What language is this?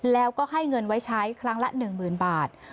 Thai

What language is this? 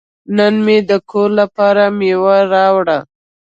Pashto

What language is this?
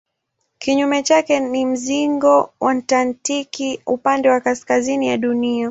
Swahili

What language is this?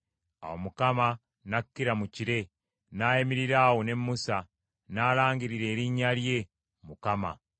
Ganda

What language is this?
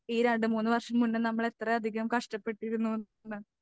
Malayalam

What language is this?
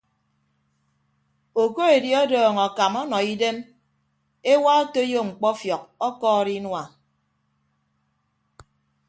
Ibibio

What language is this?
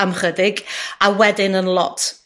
Welsh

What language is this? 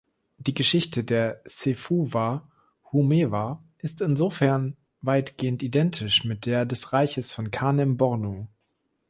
German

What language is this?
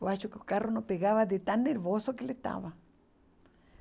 Portuguese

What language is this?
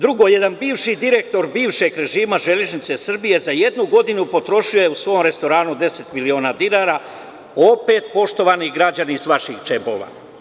Serbian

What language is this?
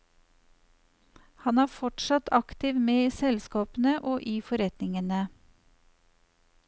Norwegian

